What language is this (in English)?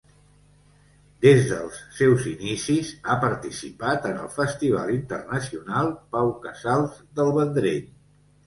Catalan